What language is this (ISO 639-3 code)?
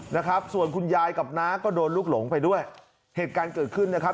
tha